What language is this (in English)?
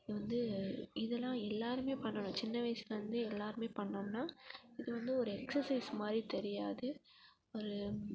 Tamil